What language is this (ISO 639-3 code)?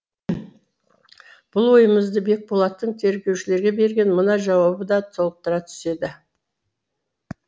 kaz